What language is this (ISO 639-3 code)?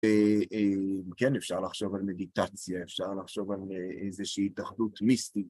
heb